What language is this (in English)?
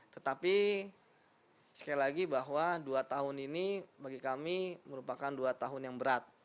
Indonesian